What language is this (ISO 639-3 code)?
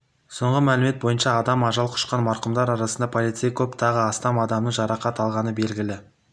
kaz